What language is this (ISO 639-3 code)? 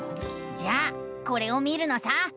jpn